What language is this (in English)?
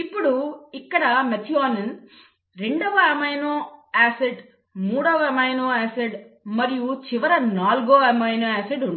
Telugu